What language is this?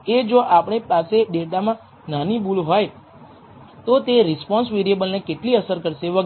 Gujarati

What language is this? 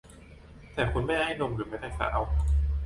Thai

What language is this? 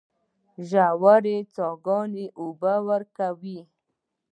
Pashto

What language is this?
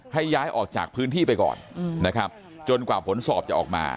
Thai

